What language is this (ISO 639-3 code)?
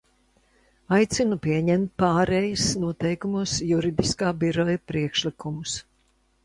lav